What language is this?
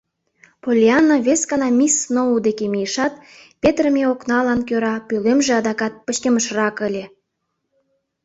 Mari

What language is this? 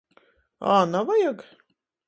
Latgalian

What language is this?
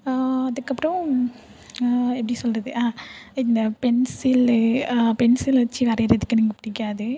Tamil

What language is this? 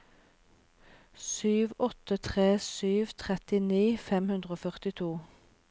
Norwegian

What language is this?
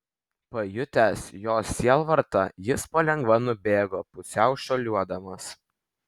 Lithuanian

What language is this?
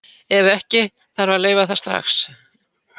Icelandic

